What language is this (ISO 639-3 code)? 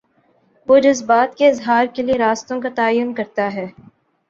urd